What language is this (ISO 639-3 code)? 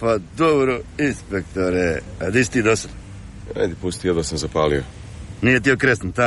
hrv